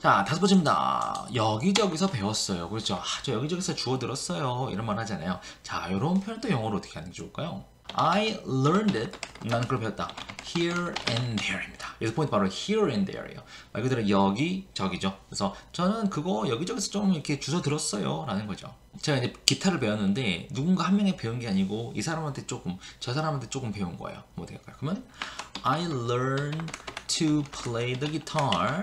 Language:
Korean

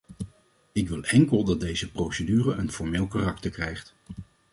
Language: Dutch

